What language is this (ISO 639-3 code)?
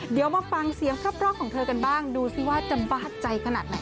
tha